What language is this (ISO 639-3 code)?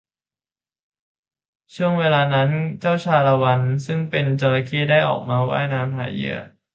tha